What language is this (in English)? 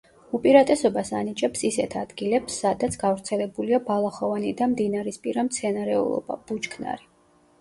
Georgian